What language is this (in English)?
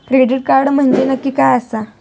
Marathi